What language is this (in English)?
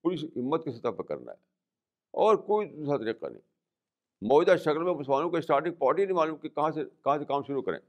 Urdu